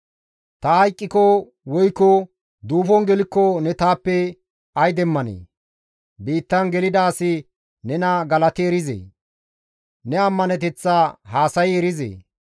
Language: Gamo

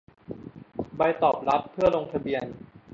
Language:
Thai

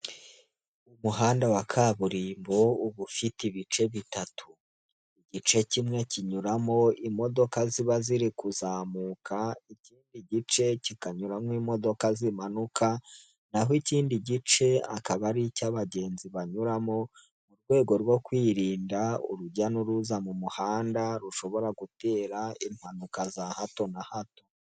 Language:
Kinyarwanda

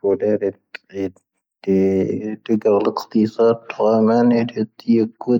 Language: Tahaggart Tamahaq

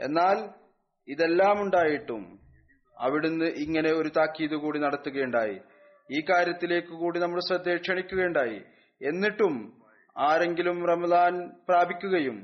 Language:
Malayalam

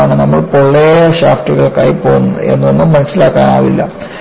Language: Malayalam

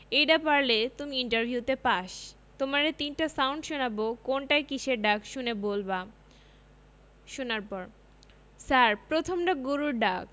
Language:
Bangla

